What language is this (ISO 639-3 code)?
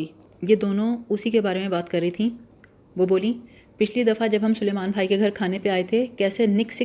urd